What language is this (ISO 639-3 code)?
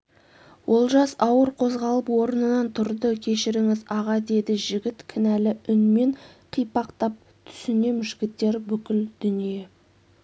kaz